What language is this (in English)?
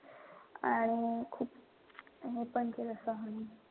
Marathi